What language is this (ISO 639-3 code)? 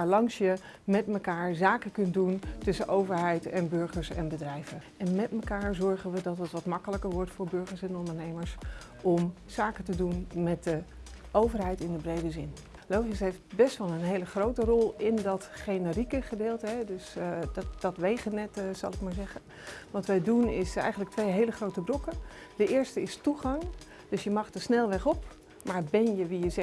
nld